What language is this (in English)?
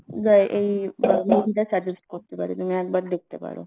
Bangla